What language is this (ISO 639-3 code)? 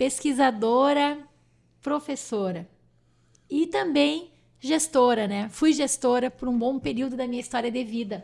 por